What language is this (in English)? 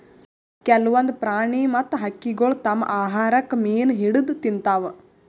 Kannada